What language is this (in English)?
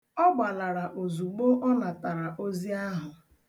Igbo